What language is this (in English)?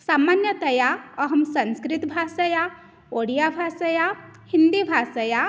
Sanskrit